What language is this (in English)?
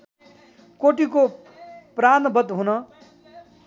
Nepali